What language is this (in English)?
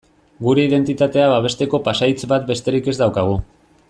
Basque